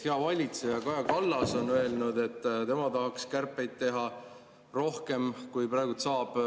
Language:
Estonian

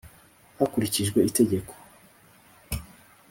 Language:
Kinyarwanda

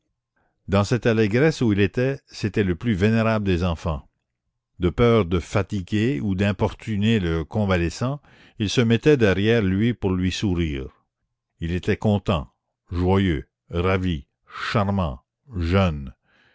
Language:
French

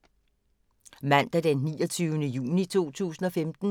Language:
Danish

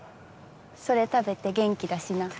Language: Japanese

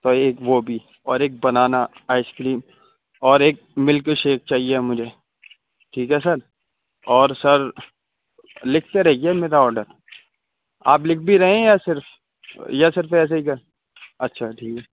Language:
Urdu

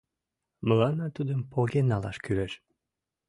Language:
Mari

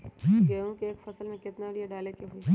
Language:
Magahi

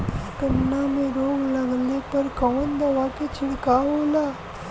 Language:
Bhojpuri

